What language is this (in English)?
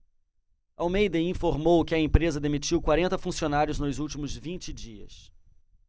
Portuguese